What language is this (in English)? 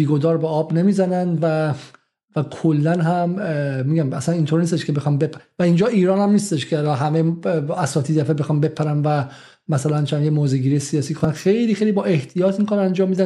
Persian